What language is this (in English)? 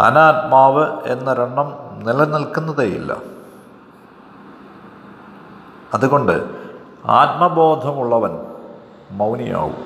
Malayalam